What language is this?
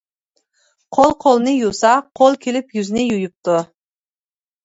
Uyghur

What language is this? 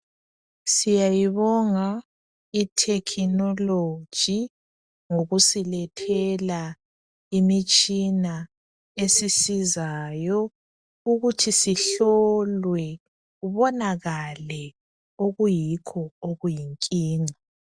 North Ndebele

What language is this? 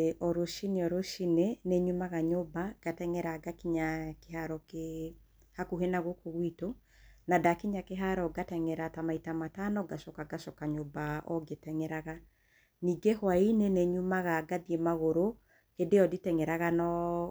Kikuyu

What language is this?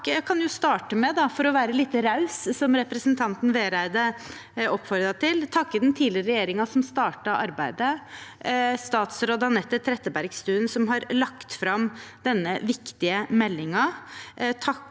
Norwegian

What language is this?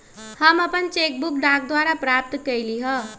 Magahi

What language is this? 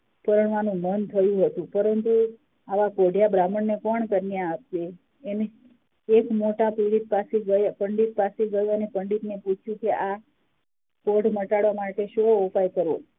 Gujarati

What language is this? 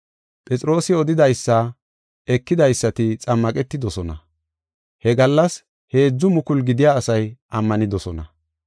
Gofa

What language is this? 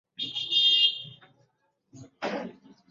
Bangla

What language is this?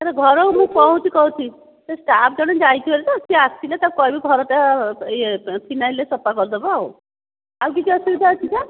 Odia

